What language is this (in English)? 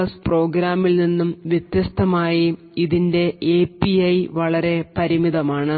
Malayalam